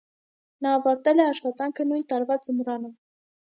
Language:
Armenian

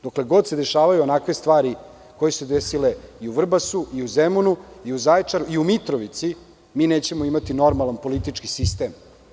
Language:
Serbian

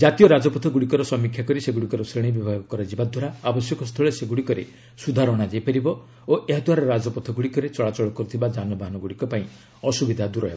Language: Odia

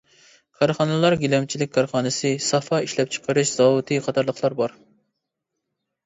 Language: Uyghur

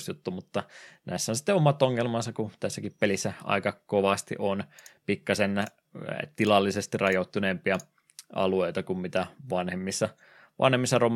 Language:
Finnish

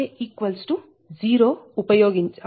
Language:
Telugu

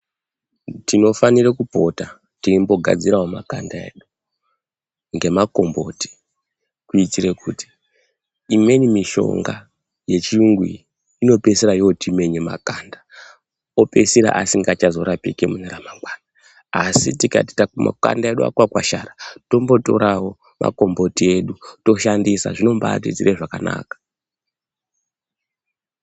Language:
Ndau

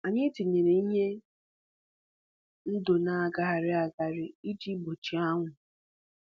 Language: Igbo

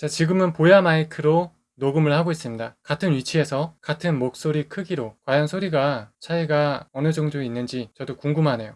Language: Korean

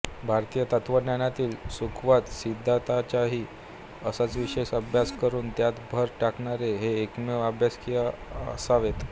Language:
Marathi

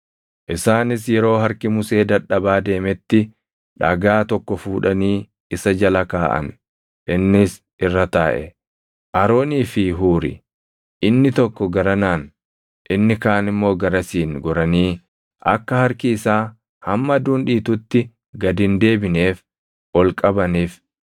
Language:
Oromo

